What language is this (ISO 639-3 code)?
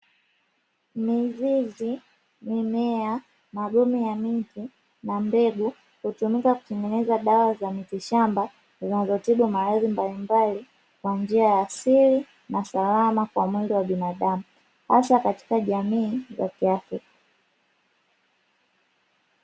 swa